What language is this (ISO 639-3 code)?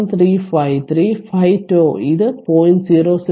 mal